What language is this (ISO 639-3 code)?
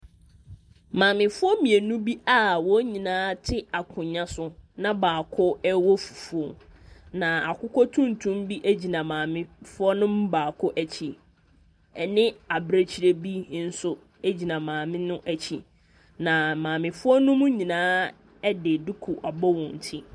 aka